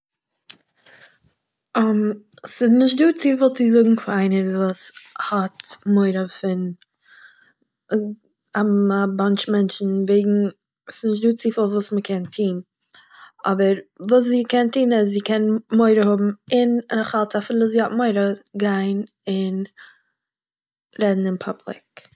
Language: Yiddish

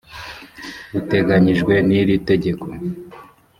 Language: Kinyarwanda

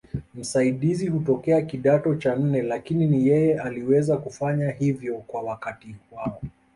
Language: Swahili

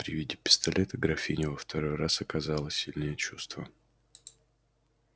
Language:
Russian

